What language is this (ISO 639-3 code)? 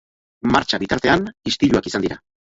eus